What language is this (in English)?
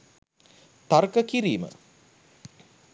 Sinhala